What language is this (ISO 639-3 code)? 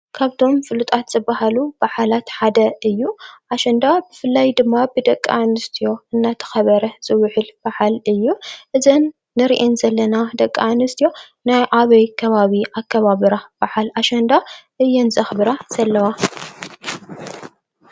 tir